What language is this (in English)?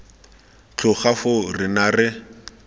Tswana